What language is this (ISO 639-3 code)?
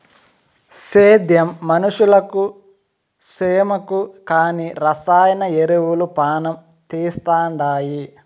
tel